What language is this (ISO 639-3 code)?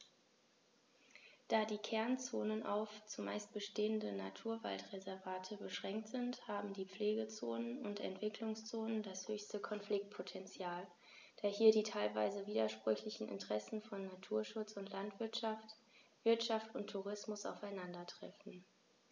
deu